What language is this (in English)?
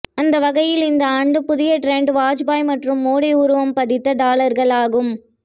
Tamil